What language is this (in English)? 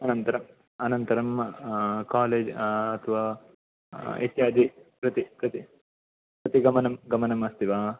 Sanskrit